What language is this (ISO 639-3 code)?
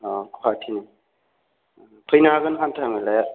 brx